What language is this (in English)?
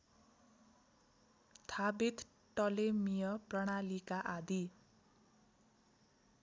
Nepali